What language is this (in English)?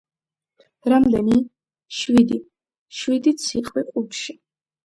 Georgian